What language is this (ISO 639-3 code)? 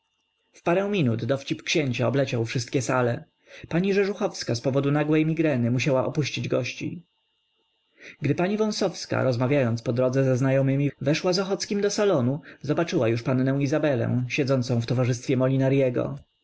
pol